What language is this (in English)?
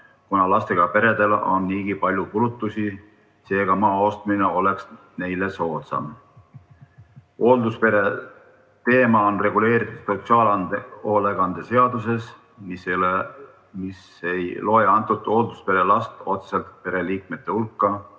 Estonian